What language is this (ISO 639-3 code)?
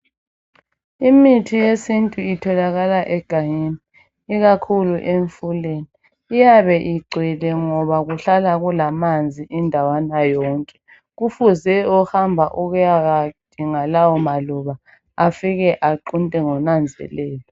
nde